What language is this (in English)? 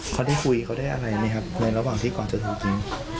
Thai